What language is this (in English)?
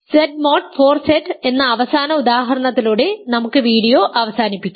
Malayalam